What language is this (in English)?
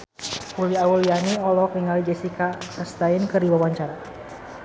Sundanese